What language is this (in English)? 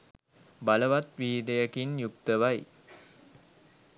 Sinhala